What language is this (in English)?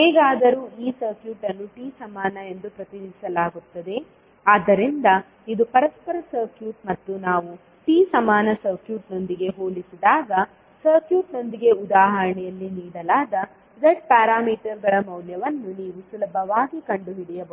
Kannada